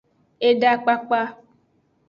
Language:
Aja (Benin)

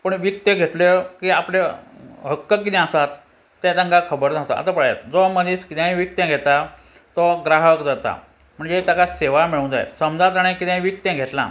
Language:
Konkani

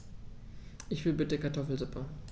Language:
German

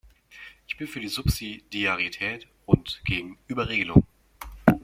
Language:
German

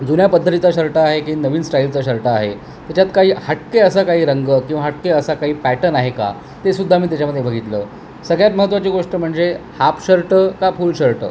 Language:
Marathi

